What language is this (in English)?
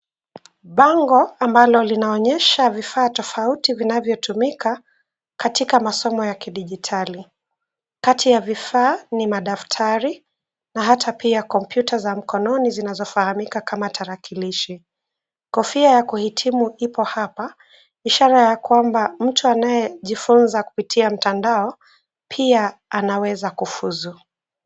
Swahili